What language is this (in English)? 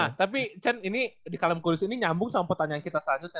Indonesian